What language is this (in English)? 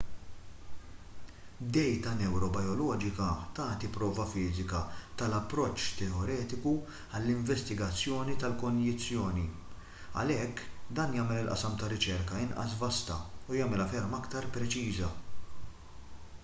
Maltese